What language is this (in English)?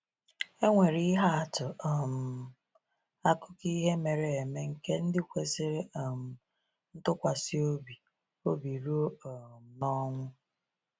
Igbo